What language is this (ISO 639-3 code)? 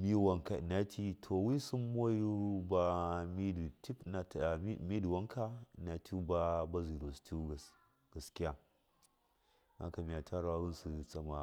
mkf